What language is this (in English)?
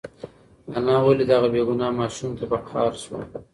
Pashto